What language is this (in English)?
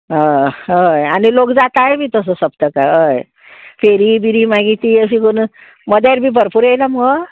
Konkani